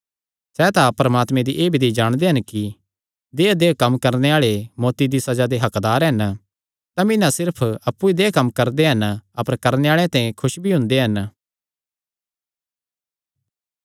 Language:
Kangri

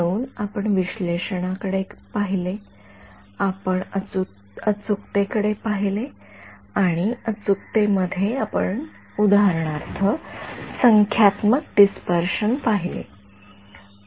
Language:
Marathi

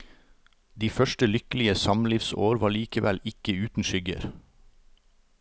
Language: Norwegian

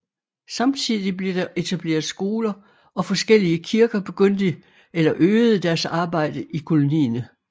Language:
Danish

